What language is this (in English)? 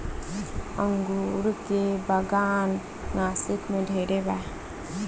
Bhojpuri